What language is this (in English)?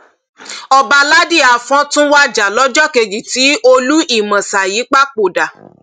Yoruba